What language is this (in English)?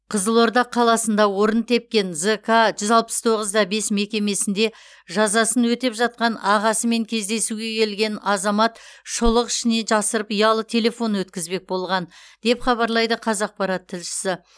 Kazakh